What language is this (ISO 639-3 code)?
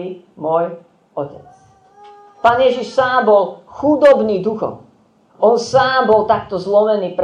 slk